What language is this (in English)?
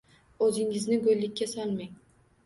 Uzbek